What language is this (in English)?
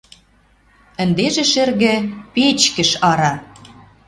Western Mari